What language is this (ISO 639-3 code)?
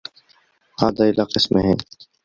ara